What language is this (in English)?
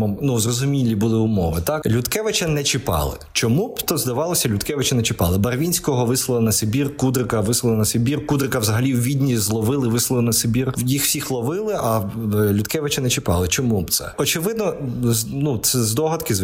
Ukrainian